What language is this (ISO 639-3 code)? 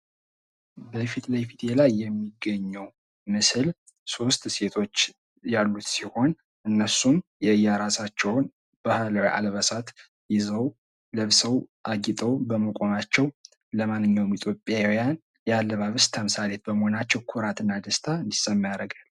amh